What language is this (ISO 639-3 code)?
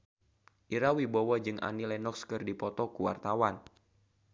sun